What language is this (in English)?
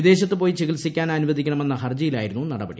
Malayalam